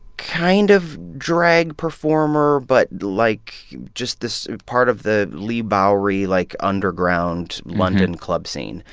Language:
English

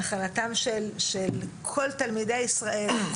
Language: Hebrew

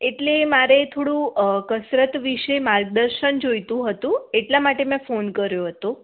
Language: Gujarati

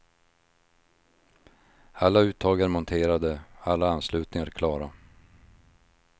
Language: Swedish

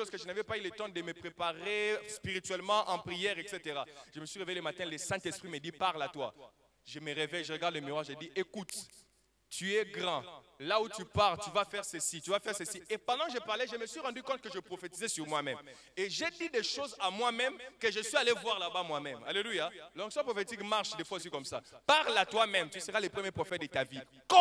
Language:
French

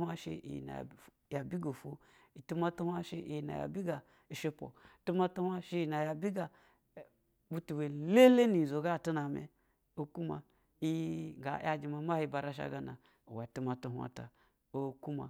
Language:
Basa (Nigeria)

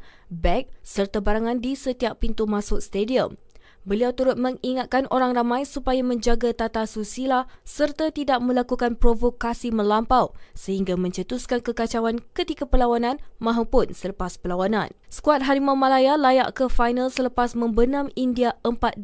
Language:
Malay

